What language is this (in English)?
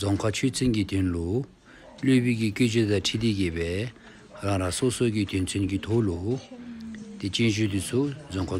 Turkish